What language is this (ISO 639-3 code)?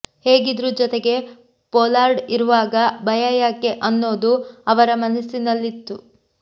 kan